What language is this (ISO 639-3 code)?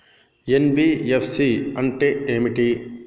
tel